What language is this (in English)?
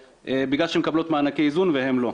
Hebrew